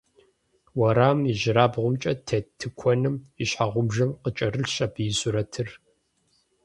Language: Kabardian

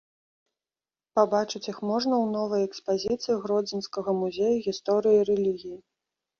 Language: Belarusian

